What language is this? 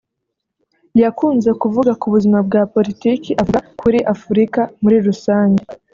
Kinyarwanda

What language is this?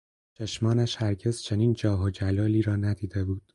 Persian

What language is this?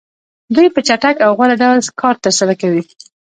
Pashto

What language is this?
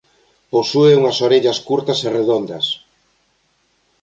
Galician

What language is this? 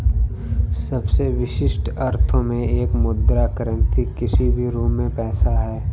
Hindi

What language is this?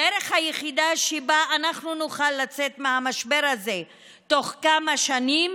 Hebrew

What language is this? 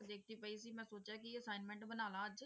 Punjabi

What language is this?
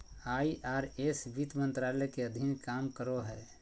Magahi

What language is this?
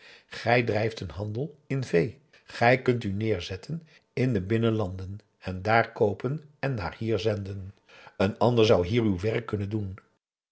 Dutch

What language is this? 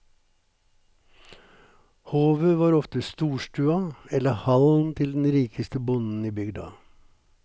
Norwegian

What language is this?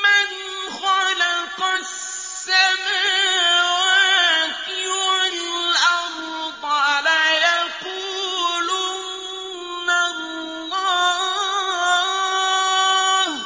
Arabic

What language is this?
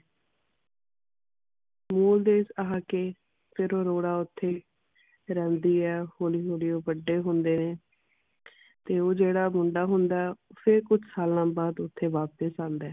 Punjabi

